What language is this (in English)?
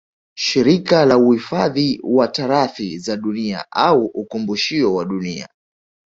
Swahili